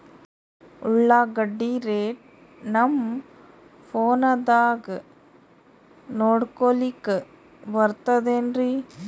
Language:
Kannada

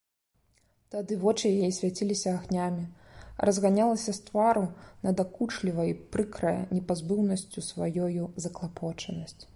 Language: Belarusian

